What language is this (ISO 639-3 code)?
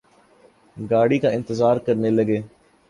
urd